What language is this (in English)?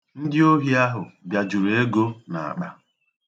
Igbo